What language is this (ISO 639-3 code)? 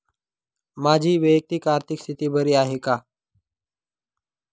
mar